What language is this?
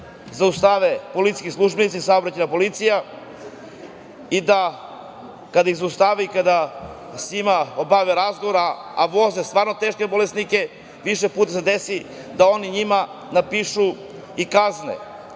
Serbian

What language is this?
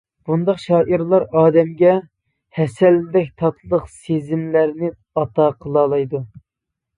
Uyghur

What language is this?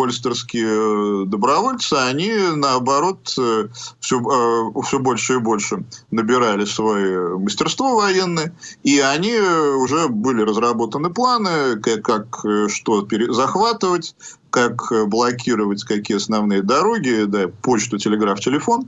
Russian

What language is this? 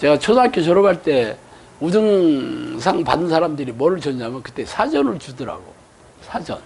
Korean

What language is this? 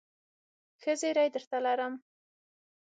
Pashto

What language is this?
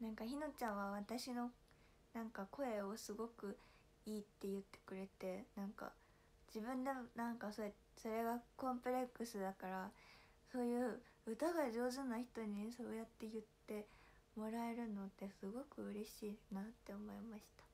Japanese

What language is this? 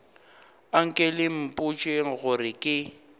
Northern Sotho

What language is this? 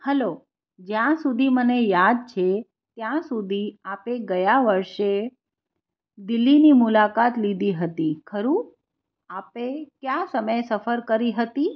Gujarati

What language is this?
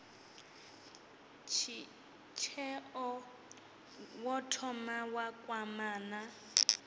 Venda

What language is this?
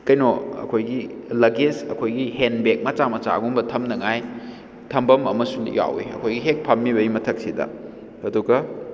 Manipuri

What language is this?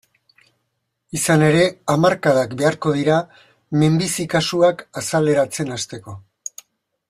Basque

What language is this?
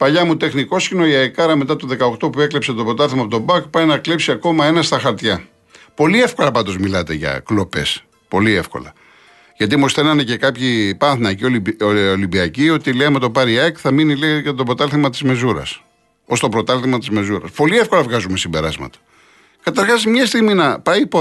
Greek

